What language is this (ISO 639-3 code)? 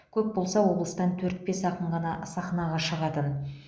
kaz